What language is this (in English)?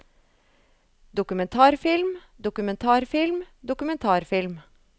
Norwegian